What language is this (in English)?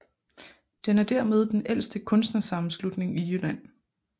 Danish